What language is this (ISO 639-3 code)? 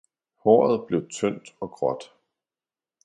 dan